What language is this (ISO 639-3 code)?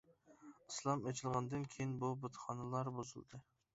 uig